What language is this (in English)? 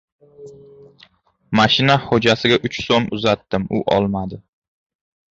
Uzbek